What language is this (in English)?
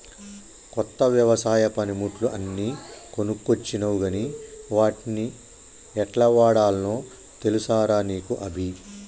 Telugu